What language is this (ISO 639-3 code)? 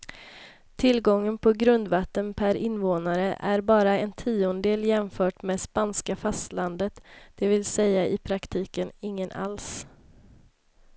swe